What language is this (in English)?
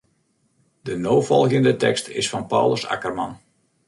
Western Frisian